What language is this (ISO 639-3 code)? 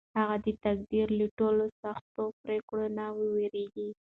pus